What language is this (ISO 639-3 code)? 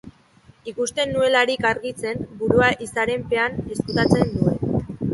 eus